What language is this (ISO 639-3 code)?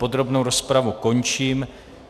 ces